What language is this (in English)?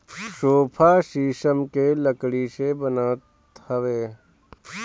Bhojpuri